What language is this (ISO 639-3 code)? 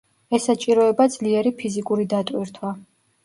kat